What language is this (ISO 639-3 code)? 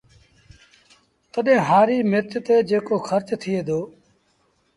sbn